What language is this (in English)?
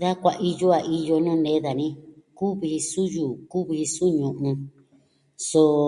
Southwestern Tlaxiaco Mixtec